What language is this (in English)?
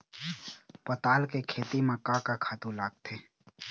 Chhattisgarhi